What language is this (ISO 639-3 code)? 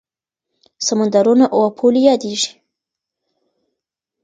pus